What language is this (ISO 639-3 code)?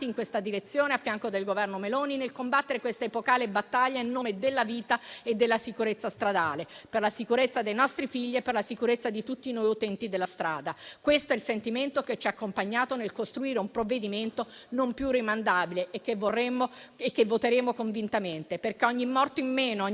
ita